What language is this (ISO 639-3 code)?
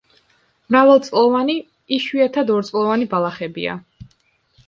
kat